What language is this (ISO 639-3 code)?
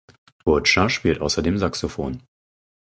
deu